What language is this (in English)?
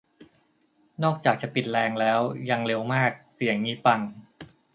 Thai